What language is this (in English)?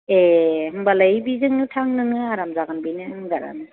Bodo